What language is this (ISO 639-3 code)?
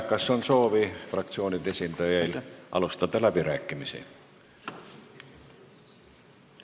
est